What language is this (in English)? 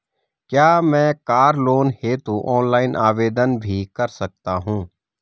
Hindi